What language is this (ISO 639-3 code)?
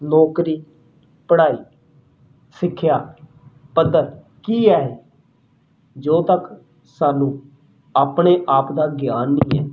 pan